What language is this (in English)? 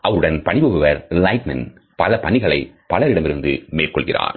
Tamil